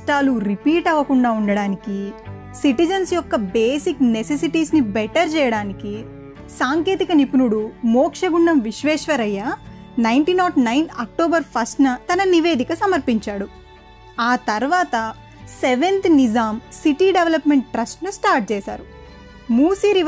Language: Telugu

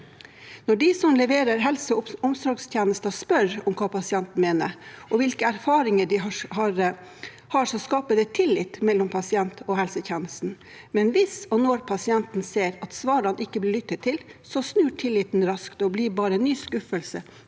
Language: Norwegian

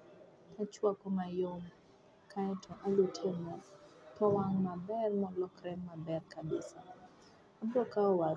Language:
Luo (Kenya and Tanzania)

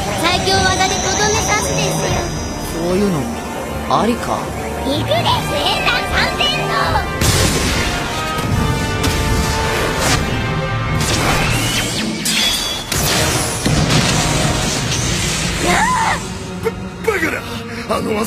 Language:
Japanese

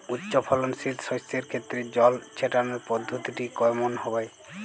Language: Bangla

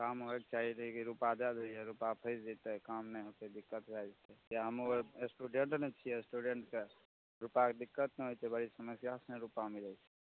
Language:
Maithili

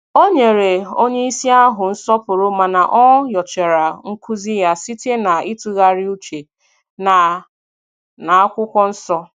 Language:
Igbo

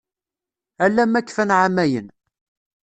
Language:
Kabyle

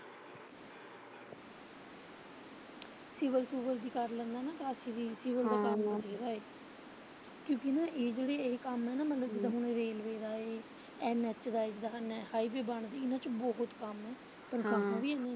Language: Punjabi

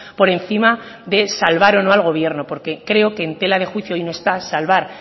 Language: Spanish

